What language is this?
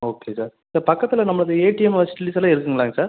Tamil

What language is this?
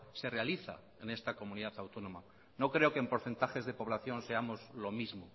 Spanish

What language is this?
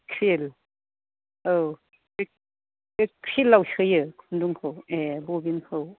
Bodo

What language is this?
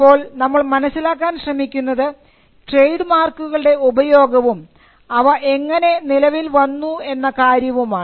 Malayalam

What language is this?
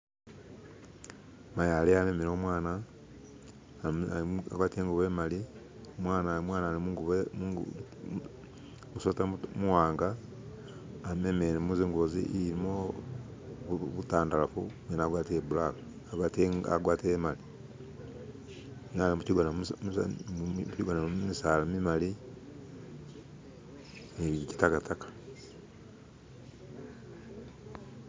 Masaaba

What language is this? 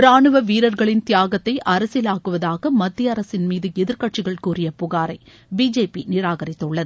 Tamil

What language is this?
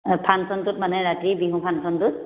Assamese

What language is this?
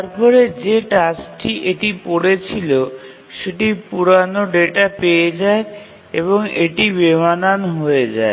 Bangla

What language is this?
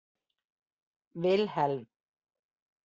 Icelandic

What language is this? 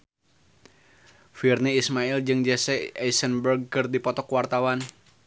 Sundanese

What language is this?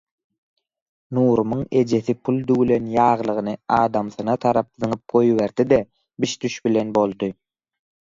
Turkmen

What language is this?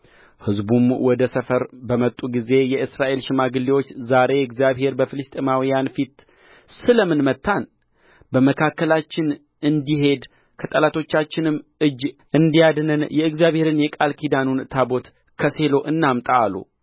Amharic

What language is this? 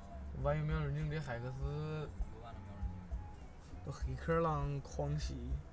Chinese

